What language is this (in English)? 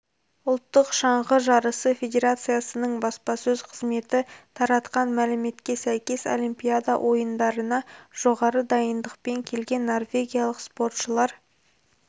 Kazakh